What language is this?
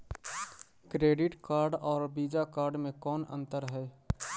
Magahi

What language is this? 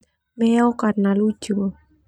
Termanu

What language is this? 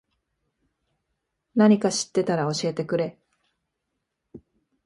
Japanese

